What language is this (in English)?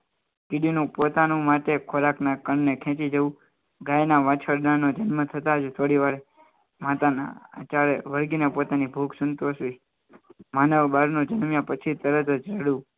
Gujarati